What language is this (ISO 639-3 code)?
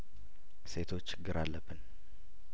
amh